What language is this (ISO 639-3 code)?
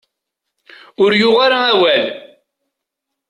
kab